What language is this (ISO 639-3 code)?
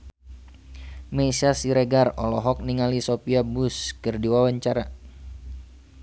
sun